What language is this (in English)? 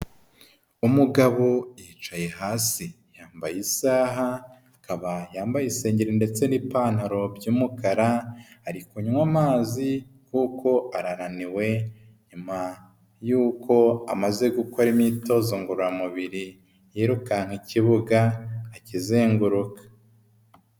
Kinyarwanda